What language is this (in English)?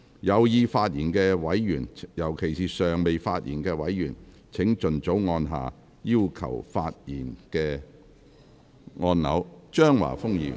Cantonese